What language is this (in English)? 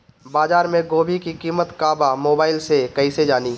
Bhojpuri